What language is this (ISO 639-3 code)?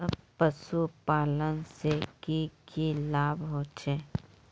mag